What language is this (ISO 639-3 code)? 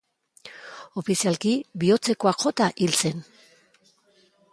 eus